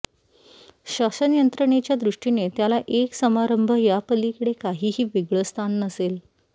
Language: Marathi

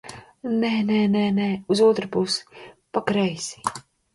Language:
Latvian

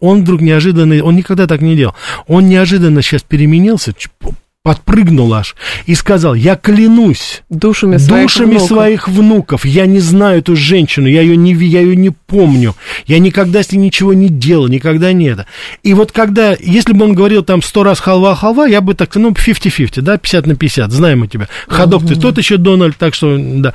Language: Russian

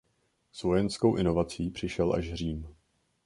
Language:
Czech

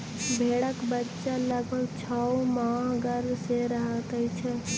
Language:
Maithili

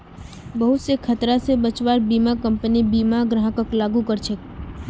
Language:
Magahi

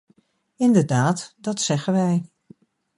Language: Dutch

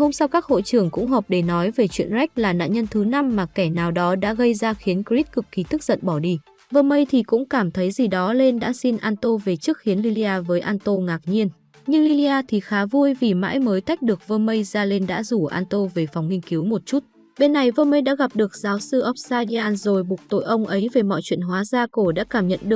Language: Vietnamese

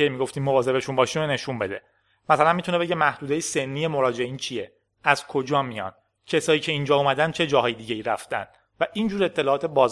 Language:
Persian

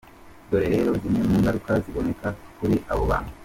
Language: Kinyarwanda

